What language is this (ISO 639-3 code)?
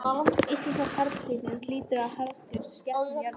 isl